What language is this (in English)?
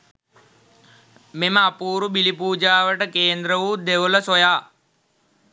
Sinhala